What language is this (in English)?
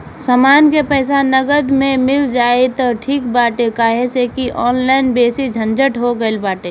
Bhojpuri